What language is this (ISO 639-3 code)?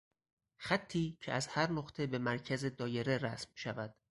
fas